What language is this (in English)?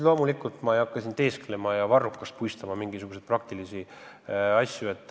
Estonian